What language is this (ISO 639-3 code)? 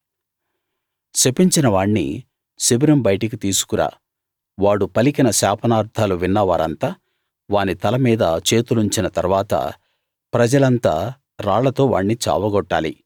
tel